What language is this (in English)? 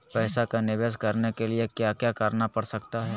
Magahi